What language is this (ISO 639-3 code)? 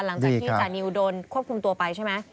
tha